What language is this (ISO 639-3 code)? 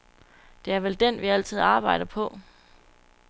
dan